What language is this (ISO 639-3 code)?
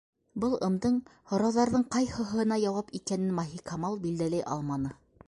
bak